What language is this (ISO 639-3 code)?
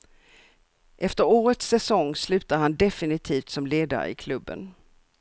swe